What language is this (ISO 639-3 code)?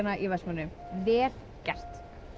isl